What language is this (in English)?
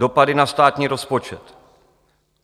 Czech